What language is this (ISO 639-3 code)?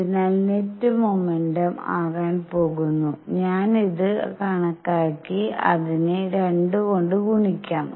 mal